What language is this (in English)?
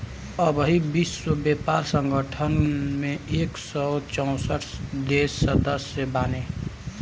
Bhojpuri